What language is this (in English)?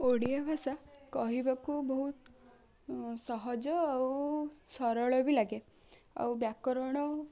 Odia